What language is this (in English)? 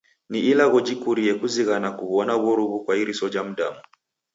Taita